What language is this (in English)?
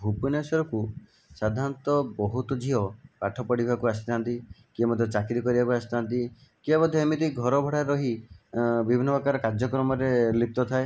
Odia